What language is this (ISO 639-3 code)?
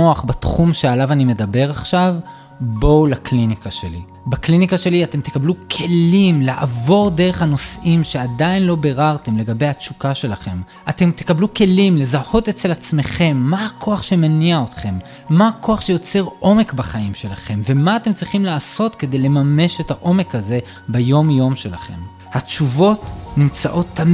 heb